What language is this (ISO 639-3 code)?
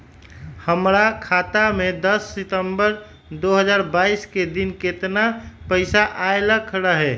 mag